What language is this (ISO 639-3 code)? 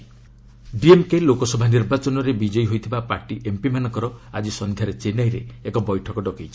ori